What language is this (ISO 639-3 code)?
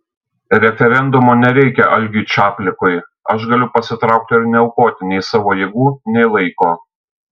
lit